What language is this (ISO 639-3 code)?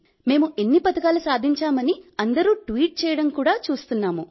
tel